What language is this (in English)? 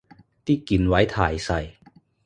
Cantonese